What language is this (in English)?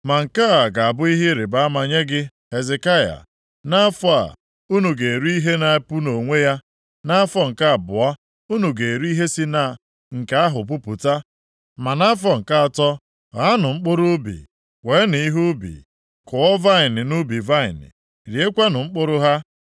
Igbo